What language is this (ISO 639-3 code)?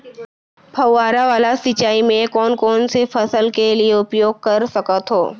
hne